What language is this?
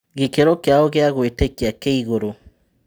Kikuyu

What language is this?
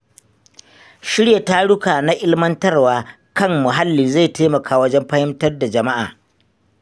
Hausa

